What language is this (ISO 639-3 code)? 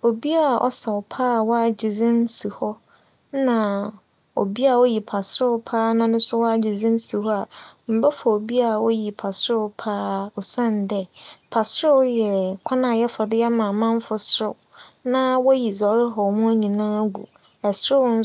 aka